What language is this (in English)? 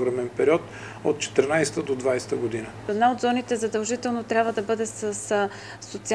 Bulgarian